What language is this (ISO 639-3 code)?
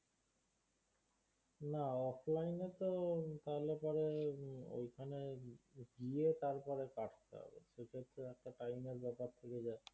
ben